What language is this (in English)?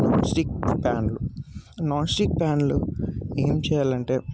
Telugu